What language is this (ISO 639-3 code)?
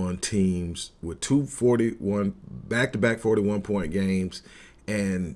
eng